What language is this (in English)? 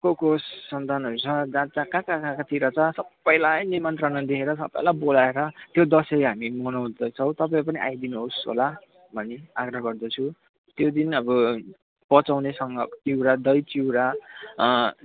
Nepali